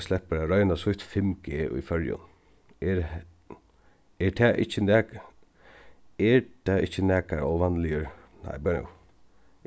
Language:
Faroese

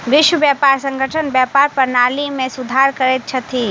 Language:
Maithili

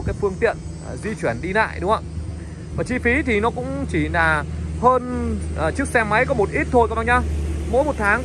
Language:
Vietnamese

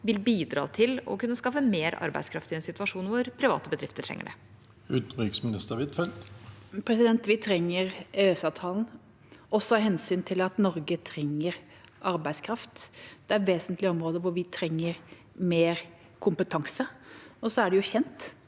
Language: Norwegian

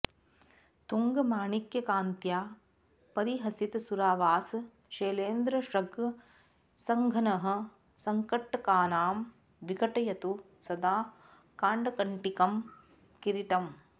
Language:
Sanskrit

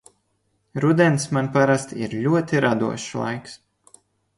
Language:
Latvian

